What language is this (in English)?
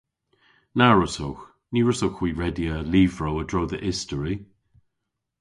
Cornish